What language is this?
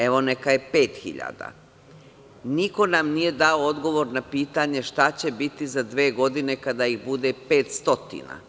Serbian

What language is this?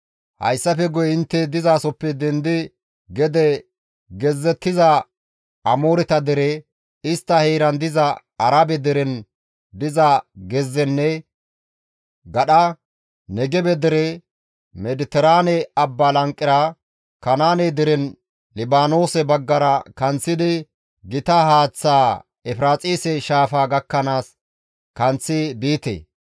Gamo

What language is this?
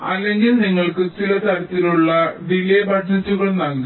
Malayalam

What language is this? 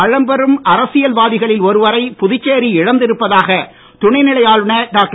Tamil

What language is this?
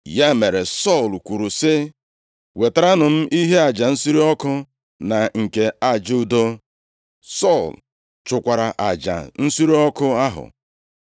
Igbo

